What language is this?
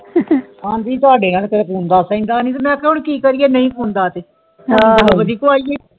Punjabi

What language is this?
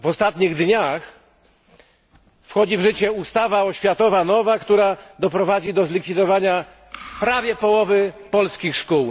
Polish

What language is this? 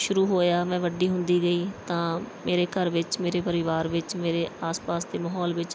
Punjabi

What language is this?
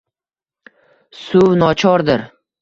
Uzbek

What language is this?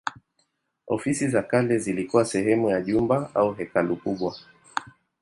Swahili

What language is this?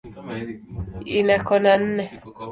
Swahili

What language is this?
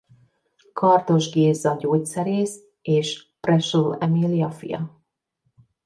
Hungarian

